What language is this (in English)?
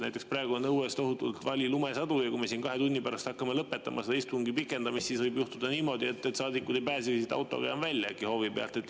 Estonian